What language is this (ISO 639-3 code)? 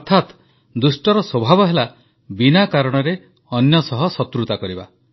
ori